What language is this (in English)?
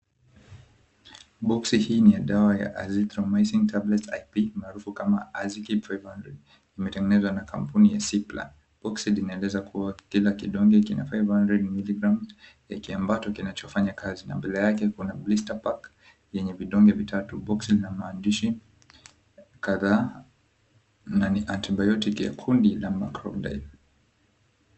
Swahili